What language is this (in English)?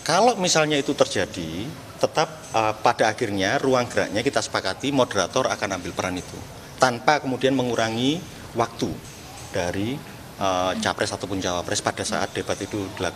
Indonesian